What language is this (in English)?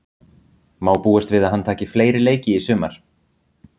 Icelandic